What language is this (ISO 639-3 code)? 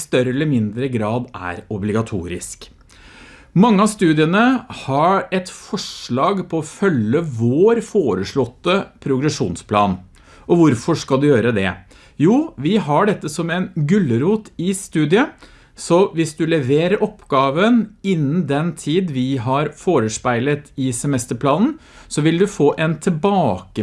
nor